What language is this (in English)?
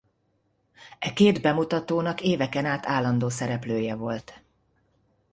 Hungarian